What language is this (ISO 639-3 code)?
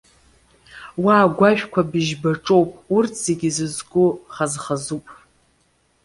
abk